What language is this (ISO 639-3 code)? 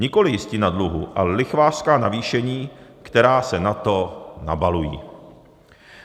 ces